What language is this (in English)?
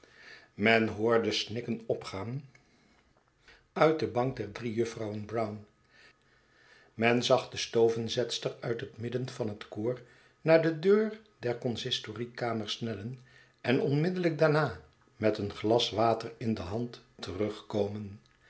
Dutch